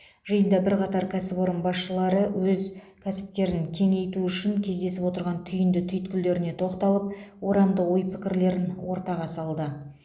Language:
Kazakh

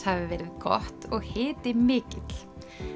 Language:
Icelandic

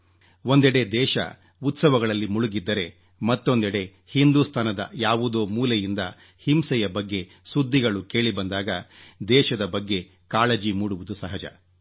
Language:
Kannada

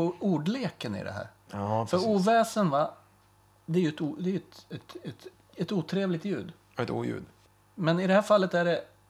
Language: Swedish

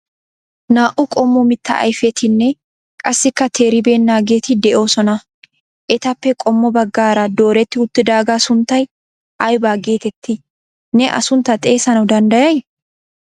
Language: Wolaytta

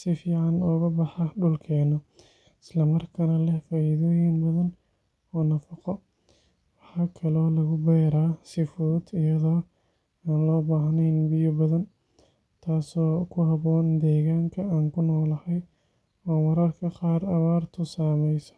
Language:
Somali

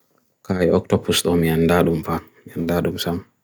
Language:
Bagirmi Fulfulde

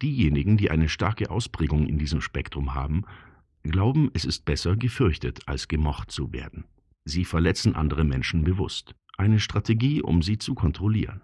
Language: German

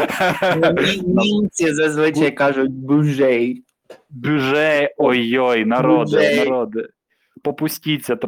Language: Ukrainian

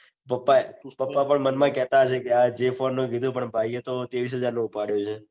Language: Gujarati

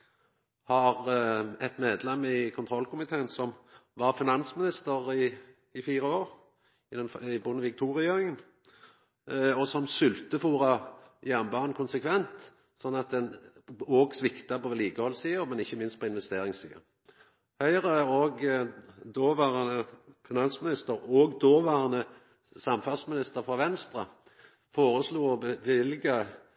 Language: Norwegian Nynorsk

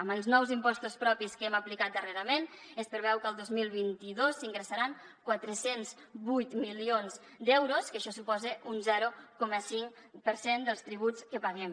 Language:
Catalan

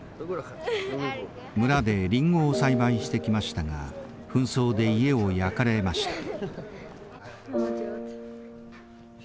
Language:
Japanese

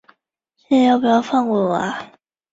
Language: Chinese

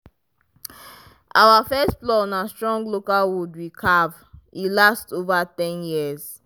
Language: Nigerian Pidgin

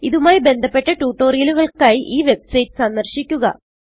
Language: Malayalam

